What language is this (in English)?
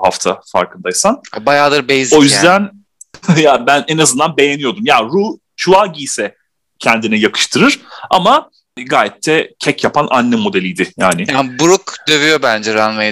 Turkish